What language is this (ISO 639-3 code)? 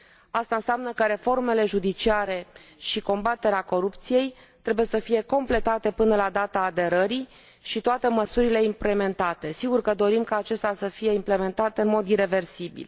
ron